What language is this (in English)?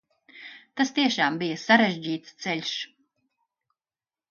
Latvian